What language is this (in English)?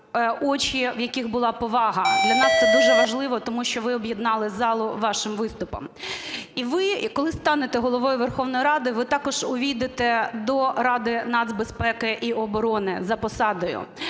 Ukrainian